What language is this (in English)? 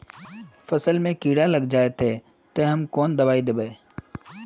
Magahi